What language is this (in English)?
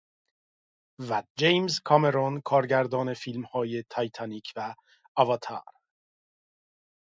Persian